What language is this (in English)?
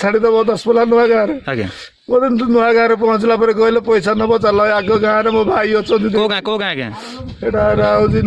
Odia